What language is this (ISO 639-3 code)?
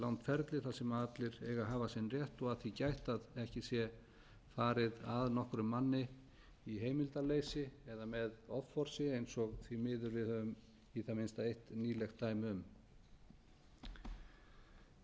isl